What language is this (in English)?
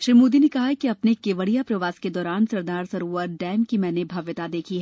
Hindi